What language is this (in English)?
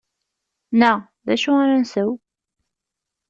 Kabyle